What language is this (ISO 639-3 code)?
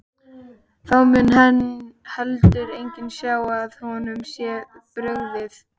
isl